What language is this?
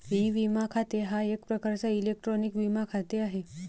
Marathi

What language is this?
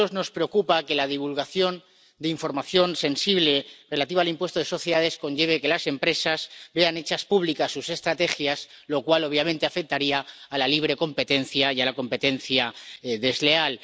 Spanish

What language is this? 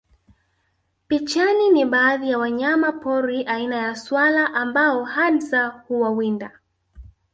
Swahili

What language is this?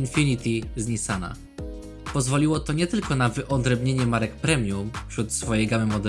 Polish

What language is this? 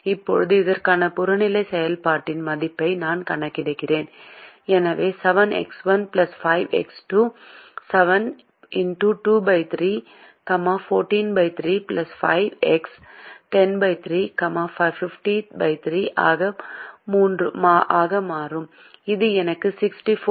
Tamil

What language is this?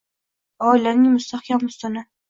Uzbek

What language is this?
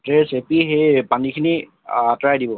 Assamese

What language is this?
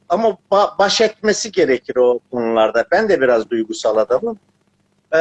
Turkish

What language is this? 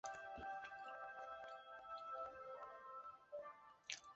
Chinese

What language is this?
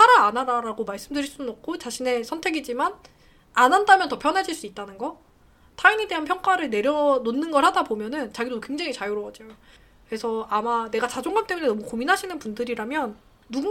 Korean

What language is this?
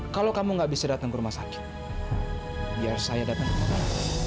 Indonesian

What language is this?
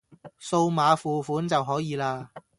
Cantonese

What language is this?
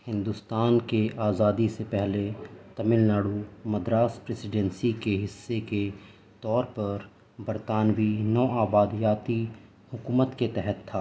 Urdu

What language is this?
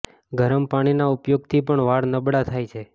Gujarati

